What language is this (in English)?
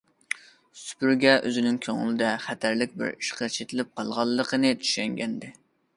Uyghur